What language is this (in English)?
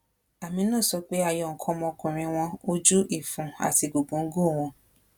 Yoruba